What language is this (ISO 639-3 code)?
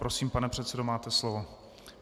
ces